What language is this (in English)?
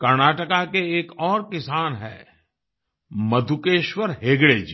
Hindi